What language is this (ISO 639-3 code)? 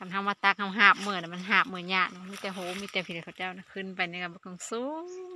tha